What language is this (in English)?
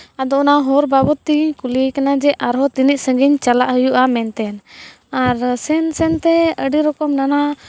Santali